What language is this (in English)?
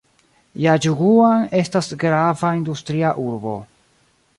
Esperanto